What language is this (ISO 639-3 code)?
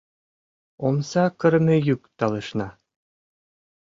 chm